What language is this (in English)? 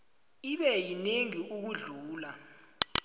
South Ndebele